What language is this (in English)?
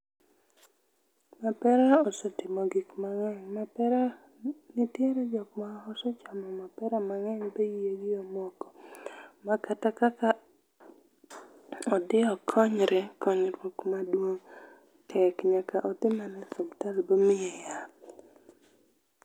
Luo (Kenya and Tanzania)